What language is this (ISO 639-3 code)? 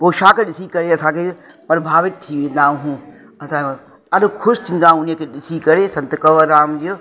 snd